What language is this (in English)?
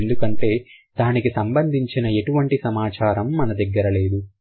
Telugu